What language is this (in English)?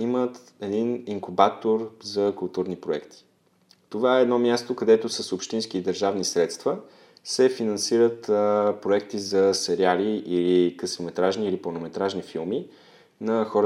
Bulgarian